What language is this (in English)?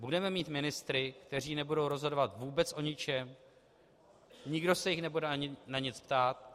Czech